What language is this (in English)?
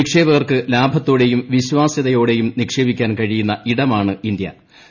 Malayalam